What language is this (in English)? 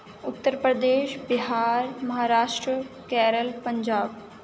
Urdu